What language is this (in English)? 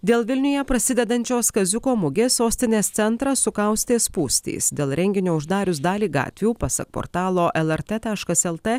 Lithuanian